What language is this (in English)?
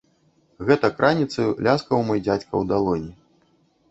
Belarusian